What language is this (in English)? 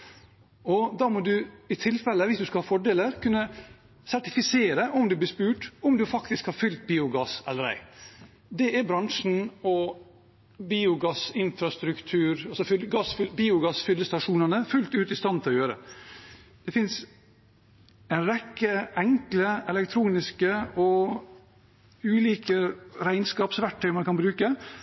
Norwegian Bokmål